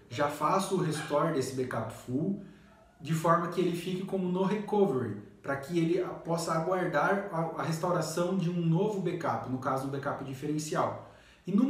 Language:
Portuguese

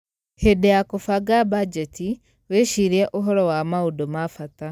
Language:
Kikuyu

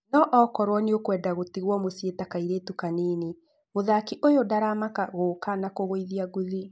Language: Kikuyu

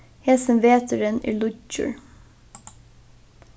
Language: Faroese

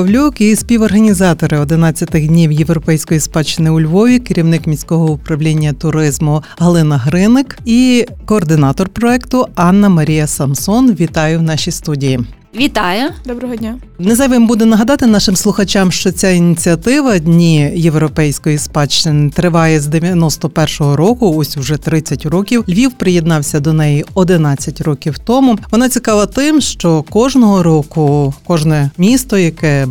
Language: Ukrainian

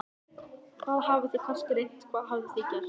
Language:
Icelandic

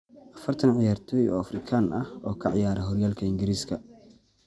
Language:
Somali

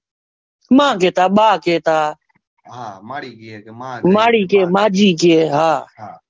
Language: Gujarati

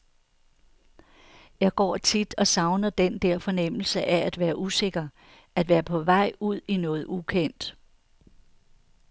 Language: Danish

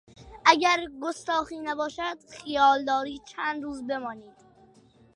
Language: Persian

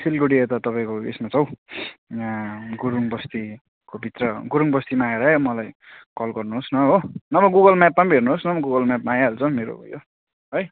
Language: Nepali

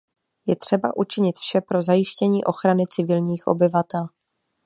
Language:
Czech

